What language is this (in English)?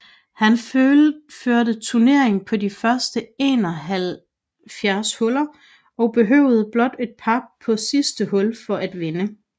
Danish